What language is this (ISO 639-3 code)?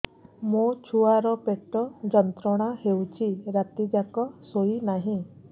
ori